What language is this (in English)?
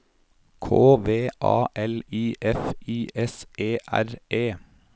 Norwegian